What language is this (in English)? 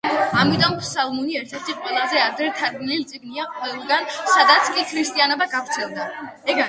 Georgian